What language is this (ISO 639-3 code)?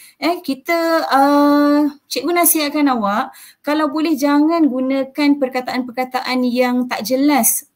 msa